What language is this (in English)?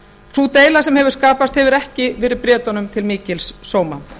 Icelandic